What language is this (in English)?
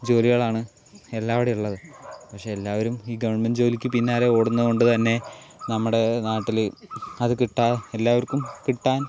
Malayalam